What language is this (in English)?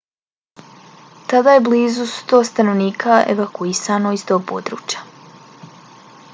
Bosnian